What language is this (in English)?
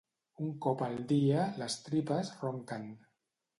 Catalan